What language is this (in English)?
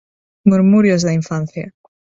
Galician